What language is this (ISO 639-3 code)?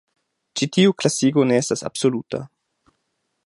epo